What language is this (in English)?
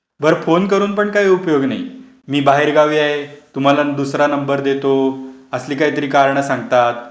Marathi